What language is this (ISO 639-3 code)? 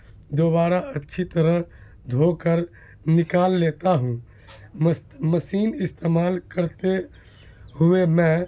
urd